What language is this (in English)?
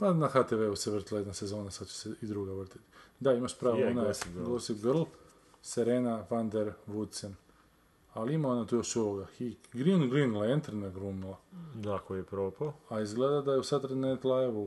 Croatian